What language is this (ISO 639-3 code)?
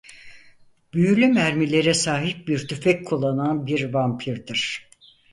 tur